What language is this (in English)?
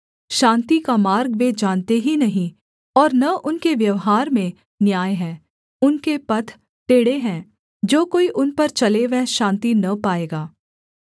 Hindi